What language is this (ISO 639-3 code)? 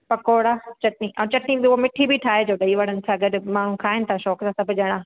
snd